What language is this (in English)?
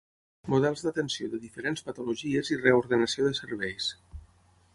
Catalan